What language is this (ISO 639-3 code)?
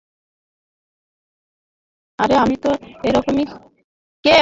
ben